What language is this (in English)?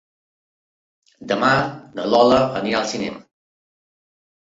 Catalan